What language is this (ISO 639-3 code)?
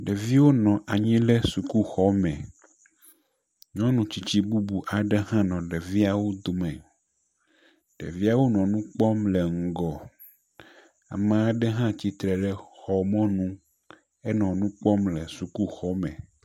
ewe